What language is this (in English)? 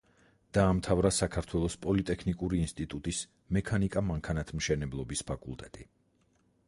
Georgian